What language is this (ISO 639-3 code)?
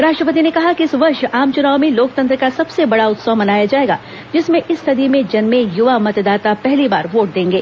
hin